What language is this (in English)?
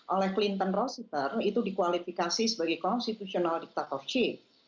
Indonesian